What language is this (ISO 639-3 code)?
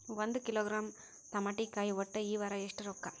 kan